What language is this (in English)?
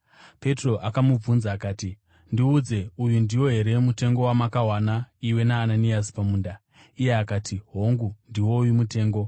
Shona